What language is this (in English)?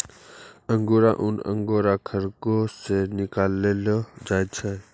Maithili